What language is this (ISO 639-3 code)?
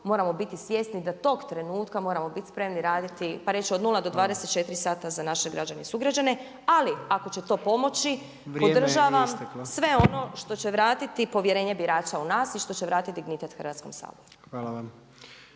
hrv